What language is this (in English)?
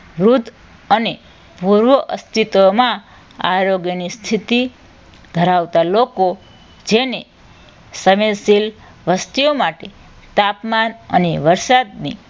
Gujarati